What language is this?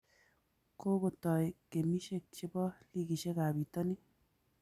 Kalenjin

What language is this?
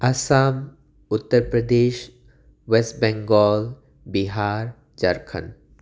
Manipuri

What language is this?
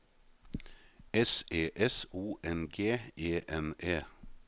Norwegian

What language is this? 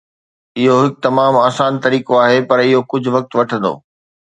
Sindhi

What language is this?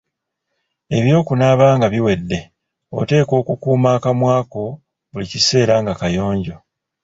Ganda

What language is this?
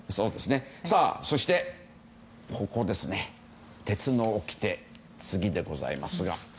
Japanese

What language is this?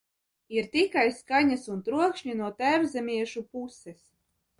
Latvian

